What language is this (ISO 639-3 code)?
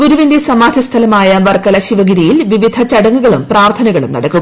mal